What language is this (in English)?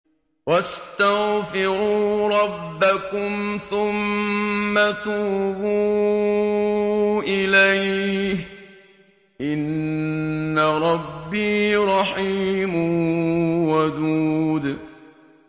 Arabic